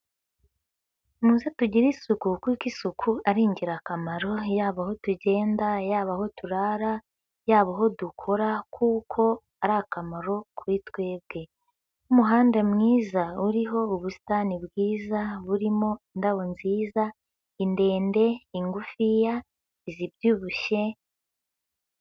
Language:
Kinyarwanda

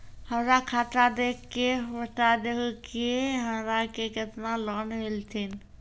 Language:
Maithili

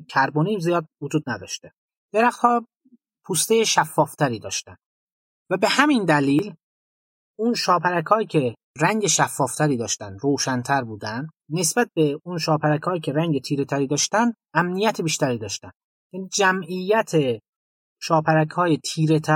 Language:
Persian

